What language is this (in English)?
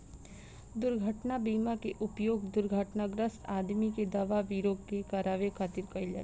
Bhojpuri